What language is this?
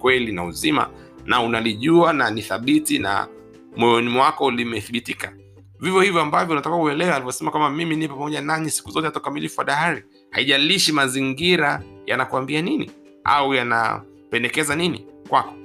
Swahili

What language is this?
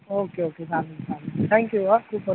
Marathi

